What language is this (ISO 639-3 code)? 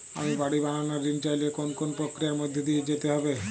ben